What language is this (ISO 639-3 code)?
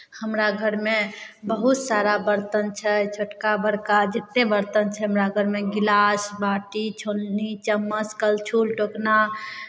mai